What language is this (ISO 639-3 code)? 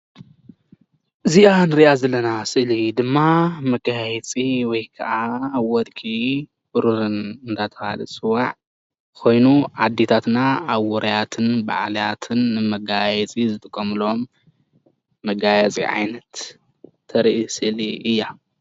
tir